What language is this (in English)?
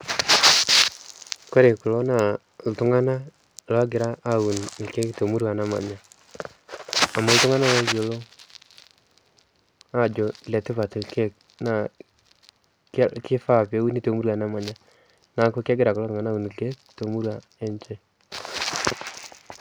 Masai